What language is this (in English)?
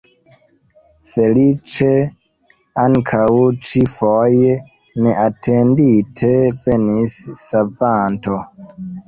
Esperanto